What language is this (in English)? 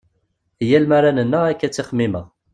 Kabyle